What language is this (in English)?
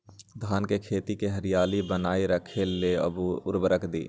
Magahi